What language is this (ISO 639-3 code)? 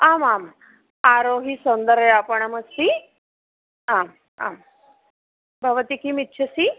san